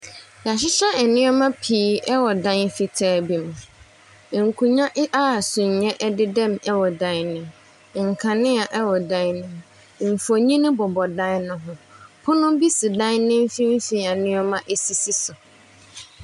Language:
Akan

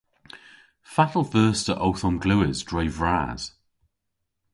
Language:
Cornish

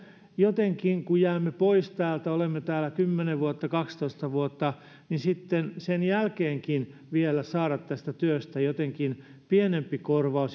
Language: Finnish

